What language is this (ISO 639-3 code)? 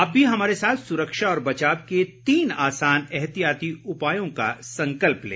hin